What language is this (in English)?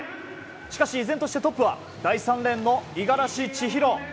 Japanese